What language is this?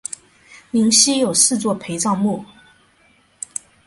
Chinese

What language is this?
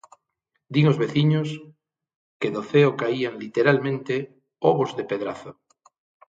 Galician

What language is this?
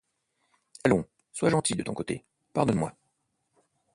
French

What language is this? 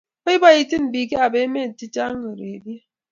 Kalenjin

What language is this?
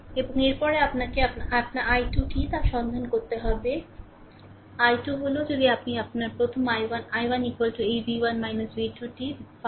Bangla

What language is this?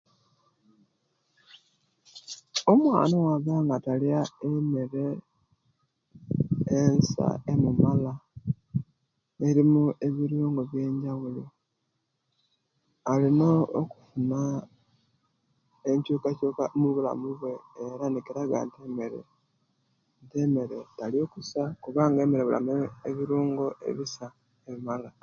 Kenyi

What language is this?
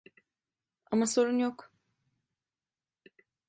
Turkish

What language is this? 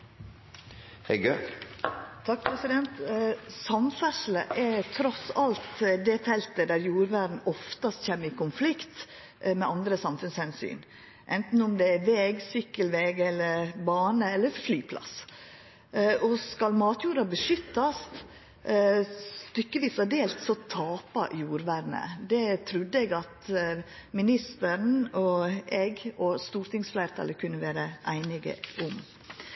Norwegian Nynorsk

